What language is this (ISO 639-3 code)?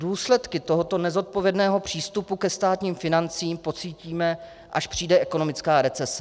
ces